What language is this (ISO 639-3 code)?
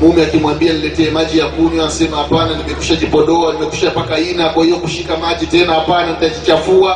swa